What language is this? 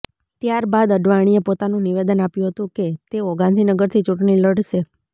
Gujarati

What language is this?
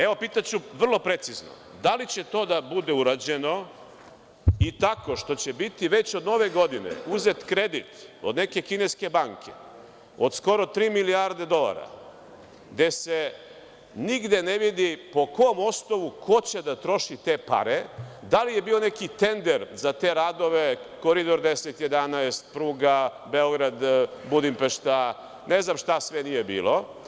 Serbian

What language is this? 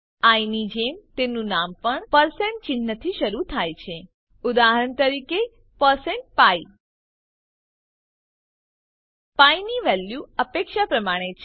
Gujarati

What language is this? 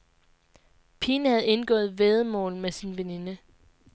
Danish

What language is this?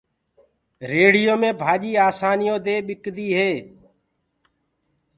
Gurgula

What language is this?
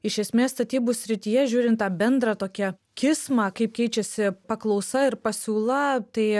Lithuanian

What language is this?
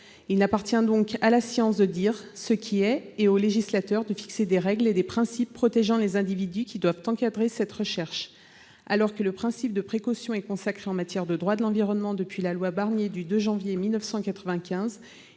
French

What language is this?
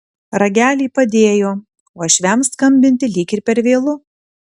Lithuanian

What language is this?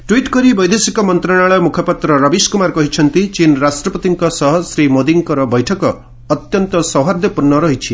Odia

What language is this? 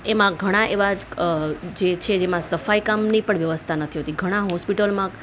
Gujarati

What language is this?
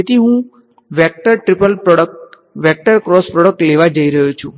Gujarati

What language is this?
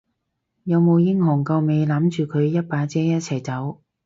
Cantonese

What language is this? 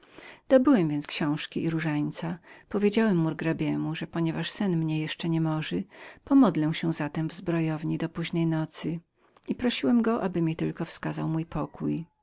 Polish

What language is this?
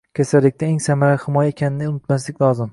Uzbek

